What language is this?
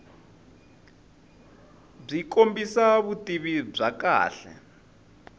Tsonga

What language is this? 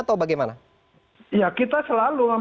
Indonesian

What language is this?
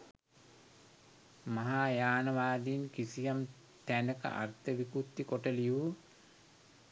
Sinhala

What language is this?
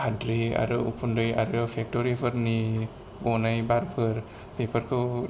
Bodo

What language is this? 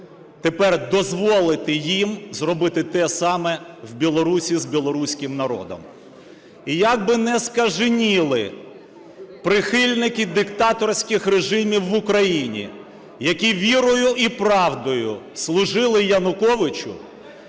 Ukrainian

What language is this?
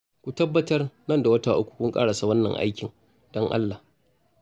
Hausa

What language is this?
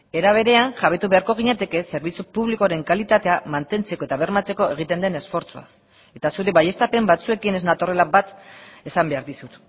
Basque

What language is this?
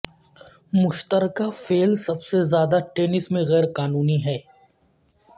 Urdu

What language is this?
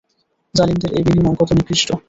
Bangla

